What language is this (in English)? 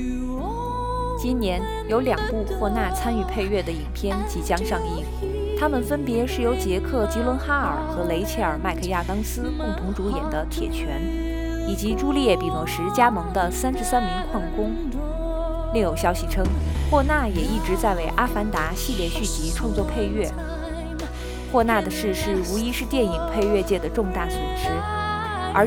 Chinese